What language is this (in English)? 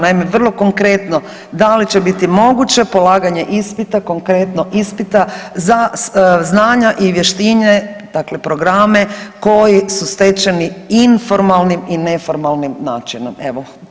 Croatian